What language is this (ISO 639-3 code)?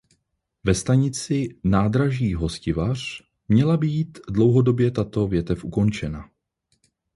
ces